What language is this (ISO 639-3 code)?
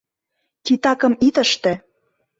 chm